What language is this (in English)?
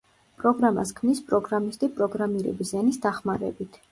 Georgian